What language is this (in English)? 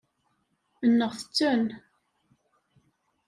Kabyle